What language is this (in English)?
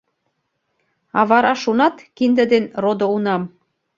Mari